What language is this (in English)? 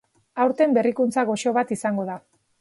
Basque